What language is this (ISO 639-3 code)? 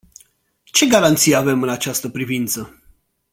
ron